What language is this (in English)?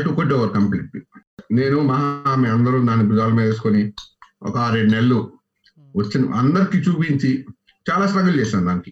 Telugu